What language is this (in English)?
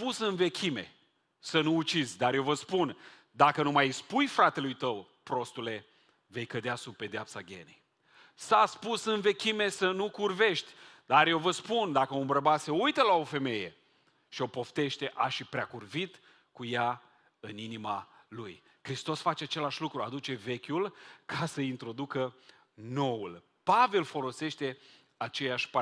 Romanian